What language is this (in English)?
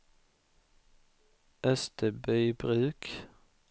Swedish